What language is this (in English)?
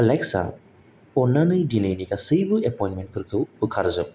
Bodo